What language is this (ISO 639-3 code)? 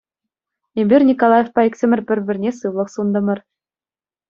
chv